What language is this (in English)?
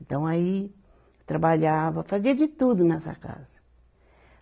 Portuguese